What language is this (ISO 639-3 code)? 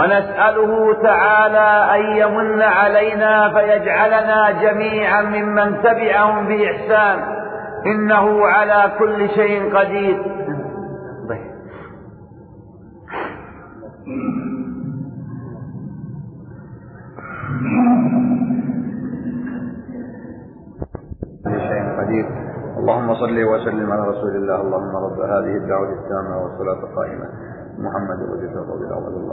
ara